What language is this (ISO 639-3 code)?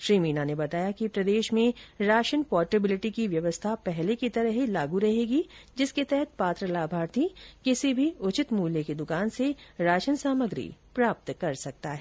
hin